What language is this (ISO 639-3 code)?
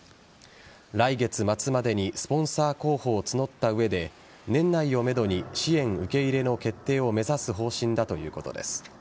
jpn